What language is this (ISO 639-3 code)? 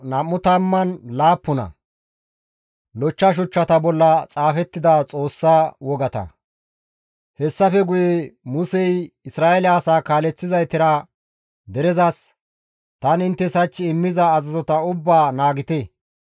gmv